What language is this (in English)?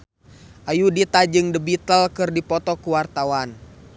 Sundanese